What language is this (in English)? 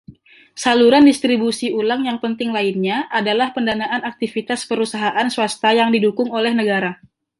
Indonesian